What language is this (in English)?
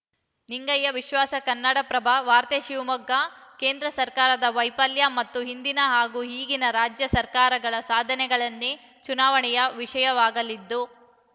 Kannada